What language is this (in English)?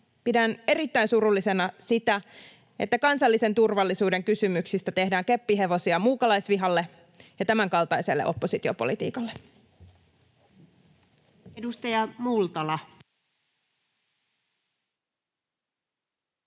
Finnish